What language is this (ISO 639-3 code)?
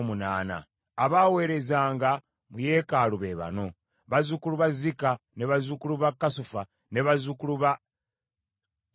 lug